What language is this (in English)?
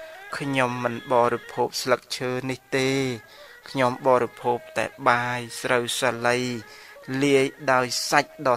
Thai